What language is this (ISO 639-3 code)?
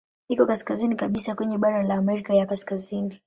swa